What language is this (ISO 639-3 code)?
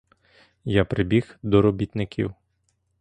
ukr